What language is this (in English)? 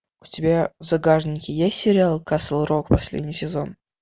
Russian